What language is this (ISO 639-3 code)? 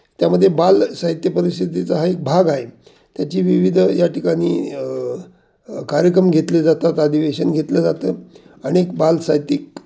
mar